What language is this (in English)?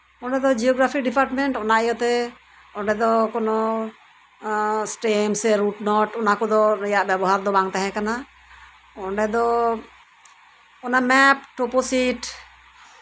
Santali